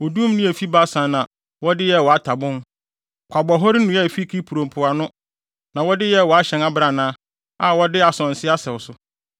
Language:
Akan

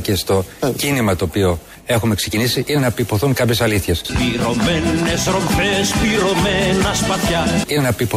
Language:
Greek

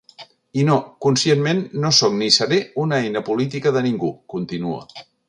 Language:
Catalan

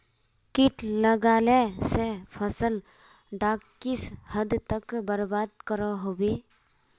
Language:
Magahi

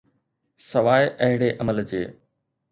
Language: Sindhi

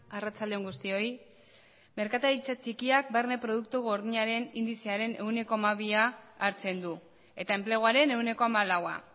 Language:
Basque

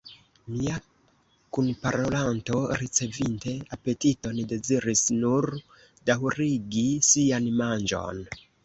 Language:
Esperanto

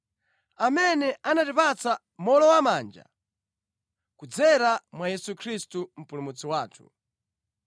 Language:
Nyanja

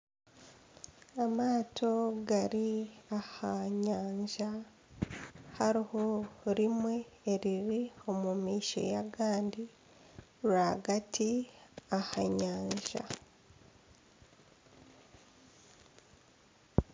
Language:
Nyankole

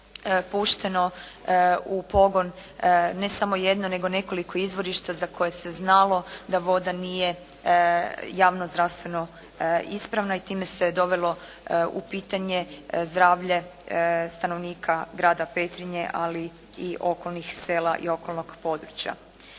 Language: Croatian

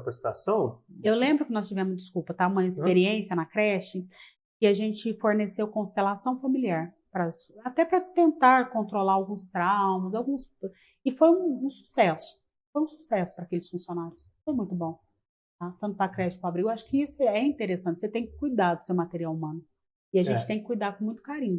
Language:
Portuguese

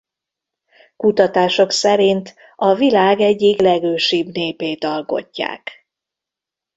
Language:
Hungarian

